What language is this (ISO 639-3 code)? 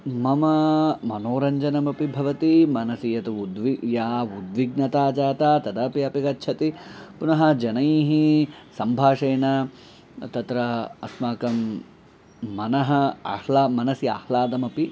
san